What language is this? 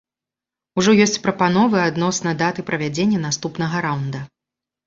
Belarusian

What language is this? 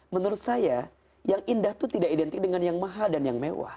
Indonesian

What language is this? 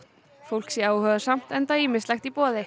Icelandic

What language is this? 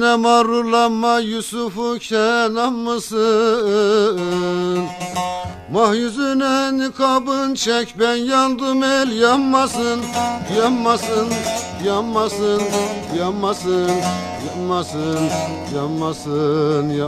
Turkish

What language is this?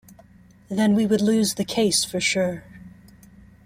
English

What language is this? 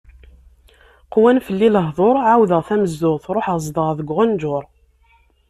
Kabyle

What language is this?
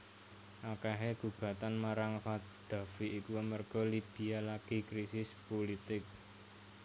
Javanese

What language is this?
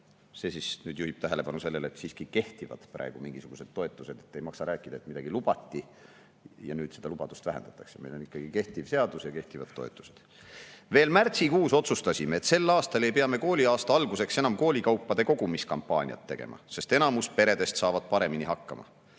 Estonian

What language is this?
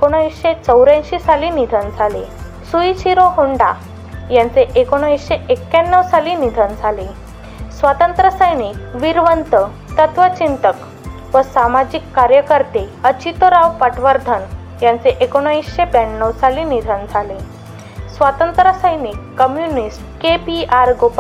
Marathi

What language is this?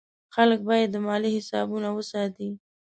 Pashto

